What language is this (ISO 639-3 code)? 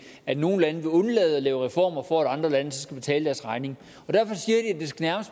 dan